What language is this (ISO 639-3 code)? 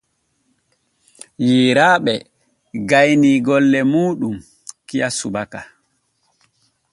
fue